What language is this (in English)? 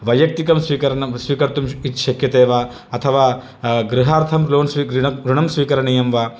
Sanskrit